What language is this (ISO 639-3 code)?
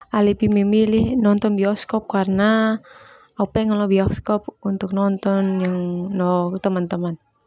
twu